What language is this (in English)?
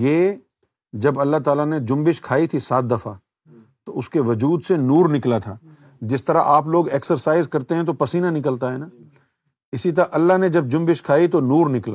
Urdu